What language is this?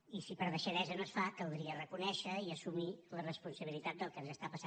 Catalan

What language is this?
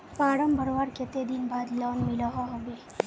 Magahi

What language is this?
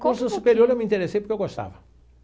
Portuguese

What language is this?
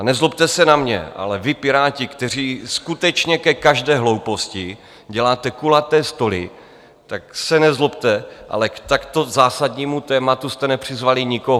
Czech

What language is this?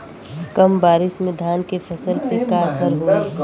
Bhojpuri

